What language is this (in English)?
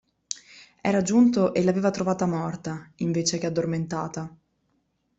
Italian